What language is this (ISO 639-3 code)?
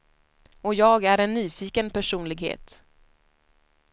swe